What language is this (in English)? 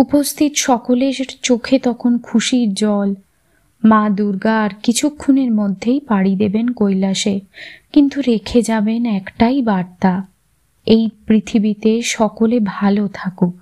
Bangla